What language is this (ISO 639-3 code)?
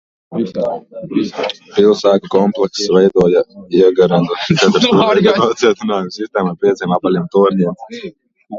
lav